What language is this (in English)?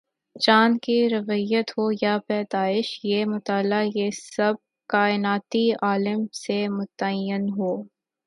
Urdu